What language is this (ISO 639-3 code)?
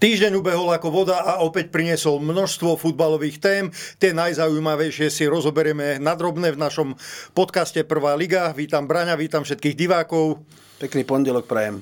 slk